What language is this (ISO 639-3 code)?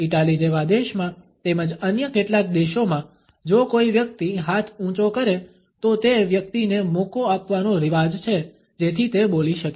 guj